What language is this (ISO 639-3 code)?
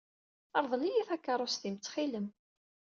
kab